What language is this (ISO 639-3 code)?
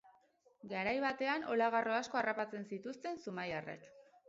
eus